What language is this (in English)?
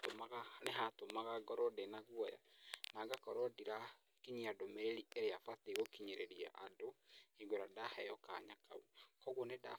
Kikuyu